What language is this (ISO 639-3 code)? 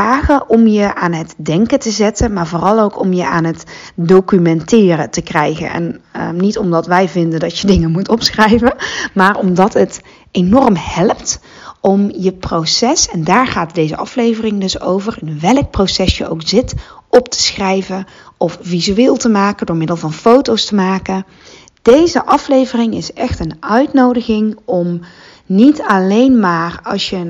nld